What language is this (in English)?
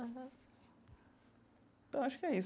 Portuguese